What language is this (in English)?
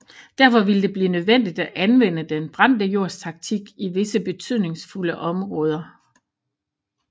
Danish